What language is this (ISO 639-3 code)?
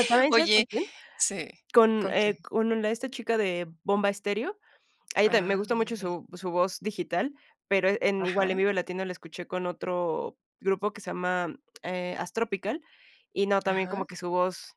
spa